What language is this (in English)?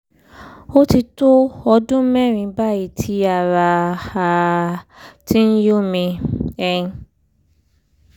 Yoruba